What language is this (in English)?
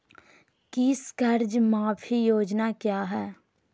Magahi